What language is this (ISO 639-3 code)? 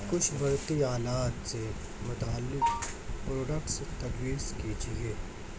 urd